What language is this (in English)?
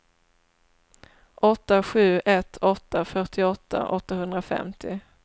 Swedish